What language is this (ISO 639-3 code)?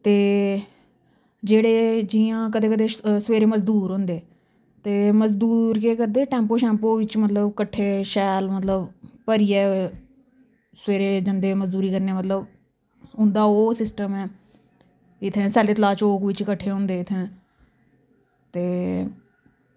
doi